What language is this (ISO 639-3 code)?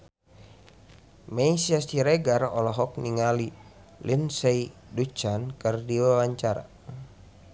sun